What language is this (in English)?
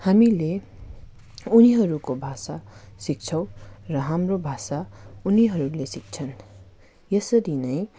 Nepali